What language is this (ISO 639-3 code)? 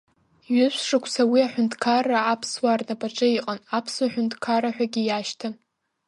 abk